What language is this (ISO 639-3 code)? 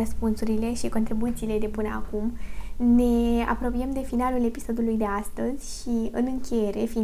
ron